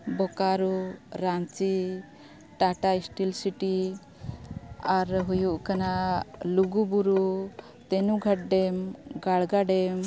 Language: Santali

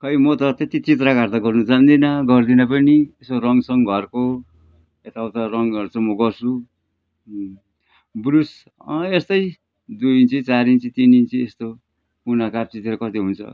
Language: Nepali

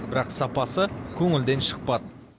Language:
Kazakh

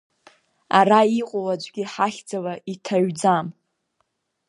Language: Abkhazian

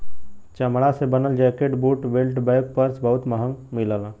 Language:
Bhojpuri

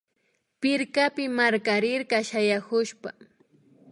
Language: Imbabura Highland Quichua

